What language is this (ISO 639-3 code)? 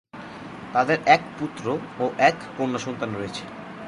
ben